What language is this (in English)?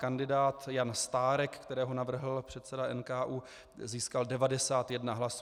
Czech